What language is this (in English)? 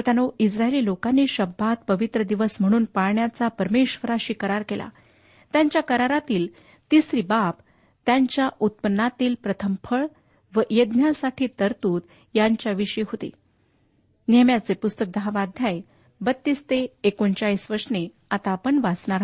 Marathi